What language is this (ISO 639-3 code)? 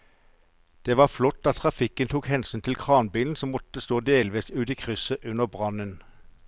nor